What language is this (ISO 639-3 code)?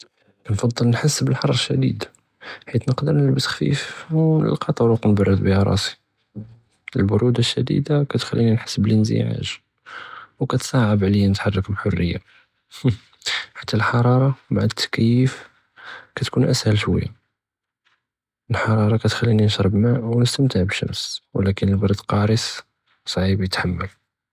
jrb